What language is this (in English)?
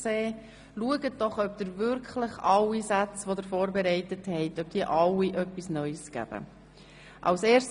Swiss German